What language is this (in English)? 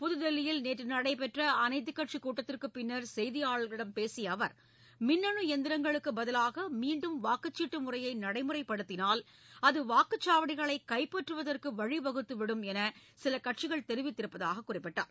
Tamil